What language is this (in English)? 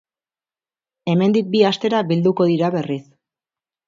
Basque